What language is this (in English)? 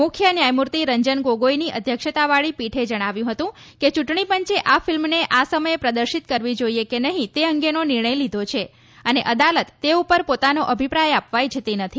Gujarati